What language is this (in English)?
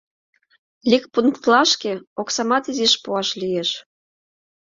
Mari